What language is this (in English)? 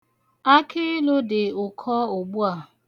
Igbo